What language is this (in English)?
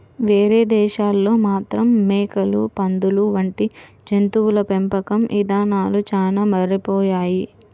Telugu